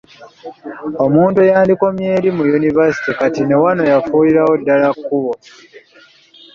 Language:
Ganda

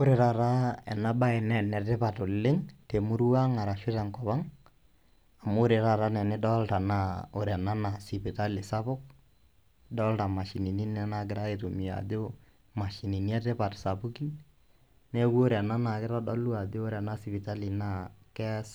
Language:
Masai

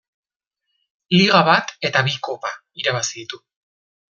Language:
Basque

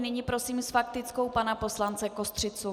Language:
Czech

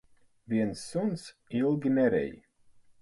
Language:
Latvian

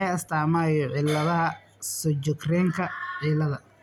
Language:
Somali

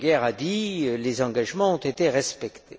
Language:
French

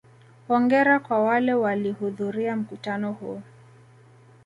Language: Swahili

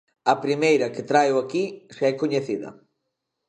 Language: Galician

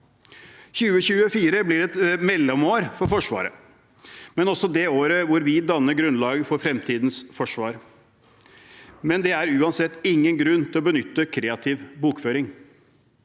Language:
Norwegian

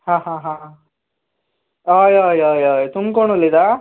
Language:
Konkani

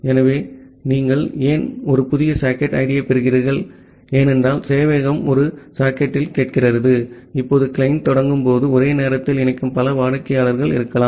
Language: Tamil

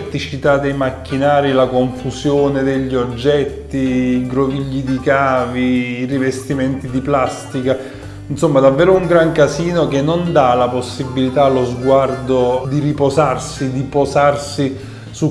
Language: Italian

